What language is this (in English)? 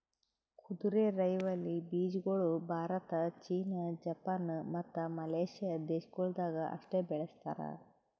Kannada